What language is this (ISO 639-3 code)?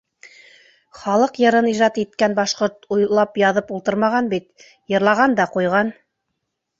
bak